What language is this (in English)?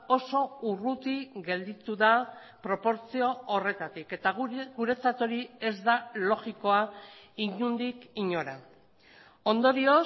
Basque